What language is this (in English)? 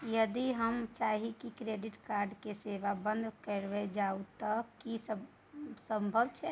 Maithili